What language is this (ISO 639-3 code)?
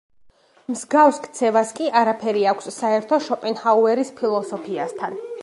kat